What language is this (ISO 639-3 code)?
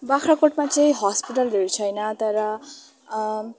nep